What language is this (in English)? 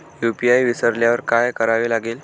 Marathi